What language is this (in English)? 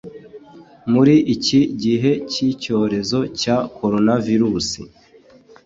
Kinyarwanda